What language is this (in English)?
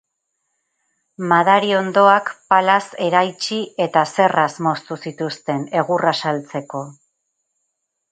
Basque